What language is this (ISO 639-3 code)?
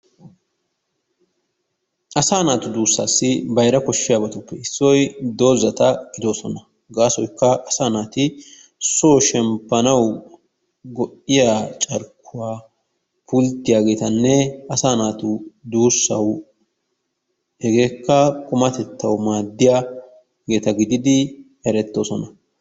wal